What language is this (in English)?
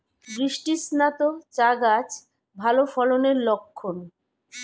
Bangla